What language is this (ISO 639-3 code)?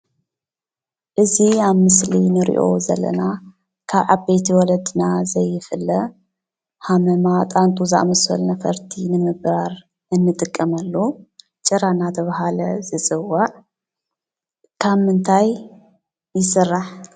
tir